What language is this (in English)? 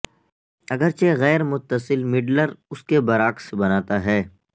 Urdu